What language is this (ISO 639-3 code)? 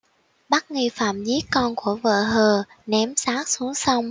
vie